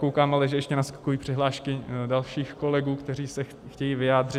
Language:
Czech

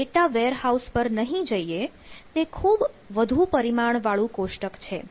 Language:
Gujarati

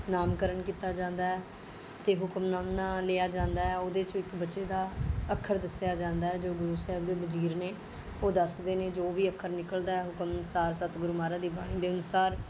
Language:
Punjabi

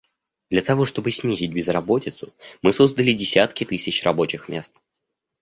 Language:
Russian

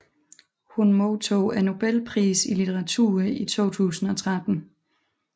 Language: Danish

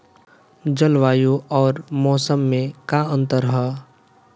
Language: Bhojpuri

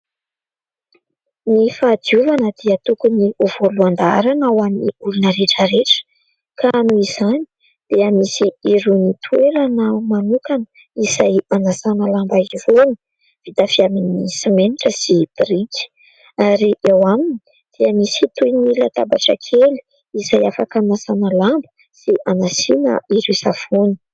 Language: Malagasy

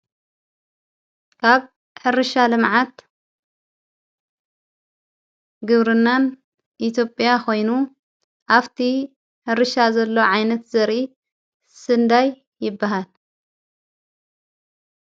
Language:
Tigrinya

